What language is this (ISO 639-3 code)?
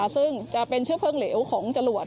tha